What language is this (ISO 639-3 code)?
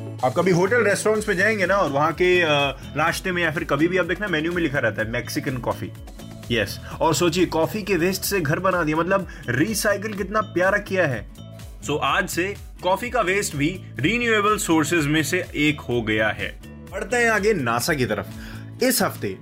hin